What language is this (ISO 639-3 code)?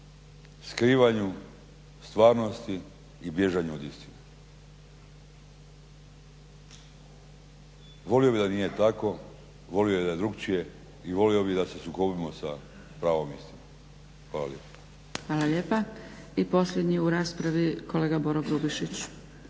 hrv